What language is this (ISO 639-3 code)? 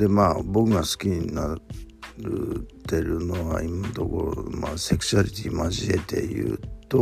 jpn